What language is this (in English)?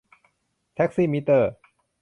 Thai